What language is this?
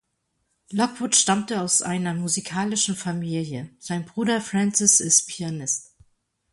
German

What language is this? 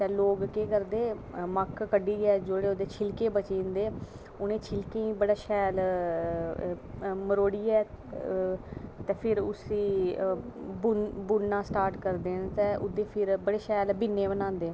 Dogri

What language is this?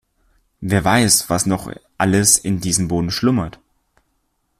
German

